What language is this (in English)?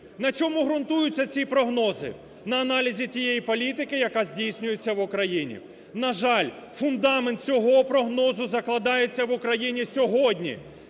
Ukrainian